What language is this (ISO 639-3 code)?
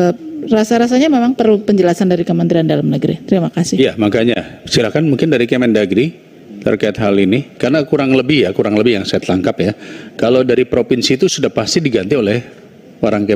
ind